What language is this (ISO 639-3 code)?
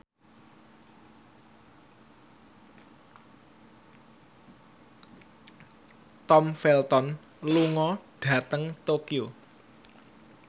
jav